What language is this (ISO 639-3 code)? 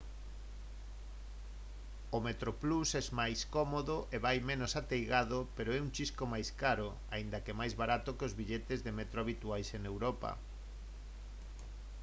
glg